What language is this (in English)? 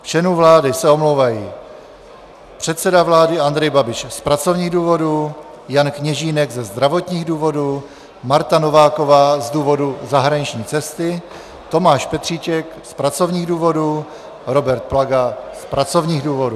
Czech